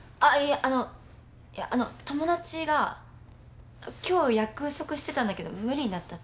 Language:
Japanese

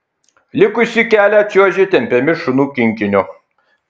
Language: Lithuanian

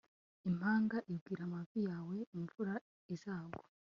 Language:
Kinyarwanda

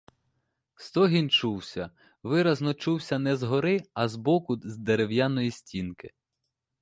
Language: Ukrainian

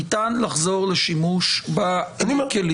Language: Hebrew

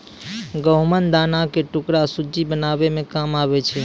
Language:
Maithili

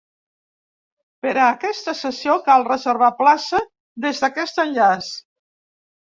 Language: Catalan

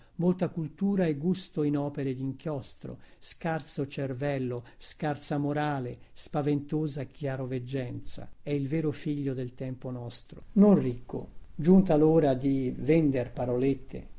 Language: Italian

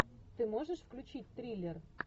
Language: Russian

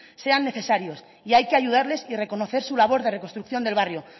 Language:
Spanish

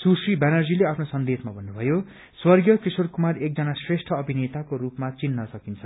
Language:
Nepali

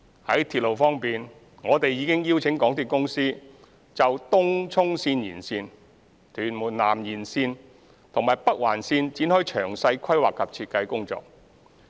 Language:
Cantonese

